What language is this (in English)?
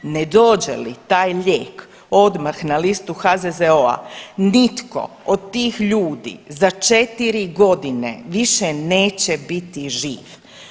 Croatian